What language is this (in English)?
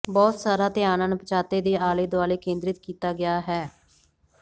Punjabi